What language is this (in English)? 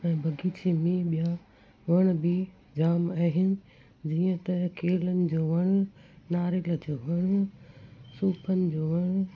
Sindhi